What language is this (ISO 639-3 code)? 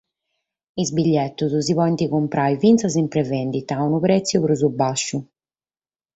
srd